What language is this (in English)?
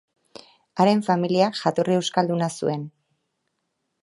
Basque